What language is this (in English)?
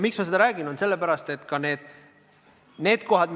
Estonian